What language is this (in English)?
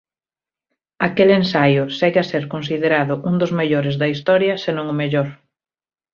Galician